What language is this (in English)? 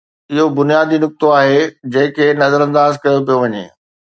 Sindhi